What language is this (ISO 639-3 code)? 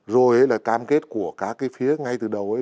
vie